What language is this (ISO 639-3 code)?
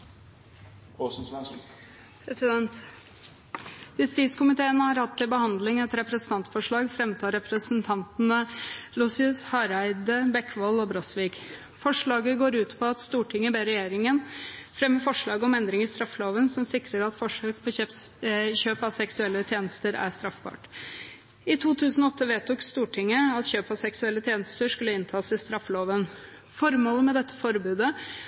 nor